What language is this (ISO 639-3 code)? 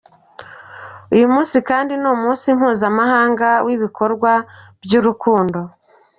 kin